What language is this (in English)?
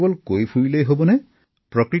Assamese